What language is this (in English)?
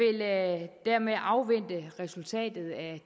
Danish